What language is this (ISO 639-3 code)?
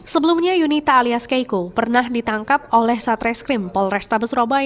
ind